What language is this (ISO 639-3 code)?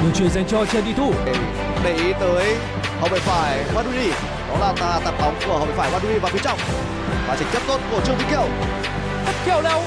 vie